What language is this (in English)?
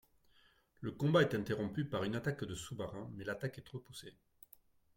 French